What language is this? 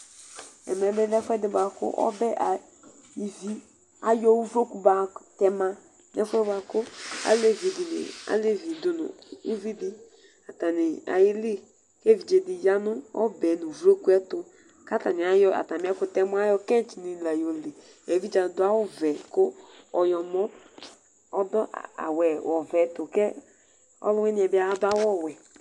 Ikposo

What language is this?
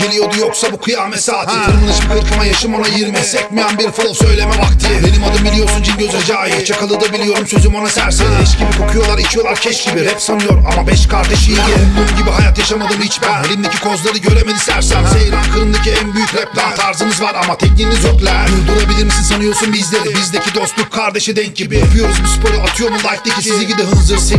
Turkish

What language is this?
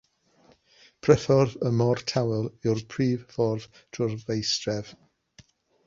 Welsh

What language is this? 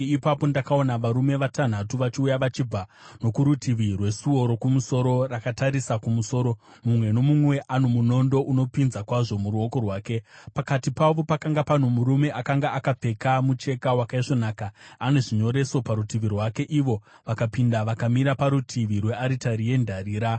Shona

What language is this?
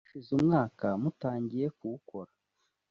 Kinyarwanda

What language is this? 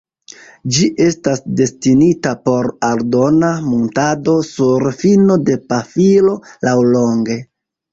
Esperanto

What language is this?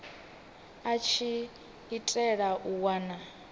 Venda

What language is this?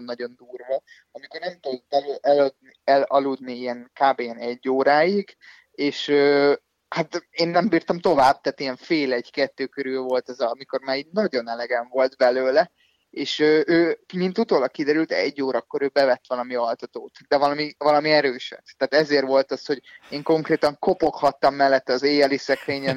Hungarian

